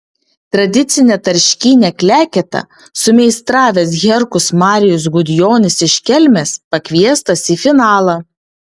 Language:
Lithuanian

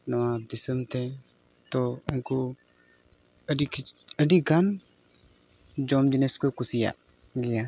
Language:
Santali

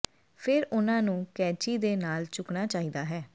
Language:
Punjabi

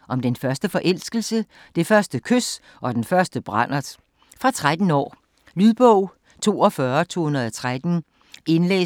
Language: Danish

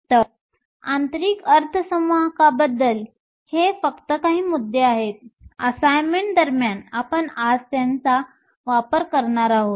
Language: Marathi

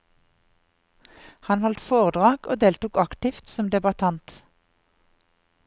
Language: Norwegian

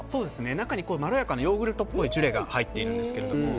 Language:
Japanese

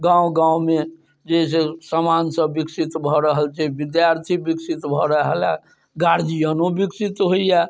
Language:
Maithili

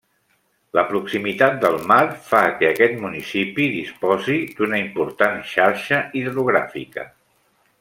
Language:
Catalan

